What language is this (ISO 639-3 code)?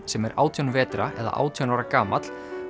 isl